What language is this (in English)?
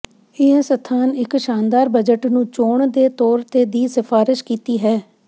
Punjabi